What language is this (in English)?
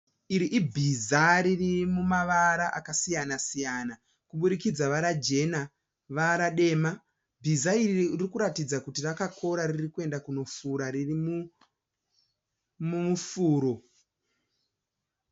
Shona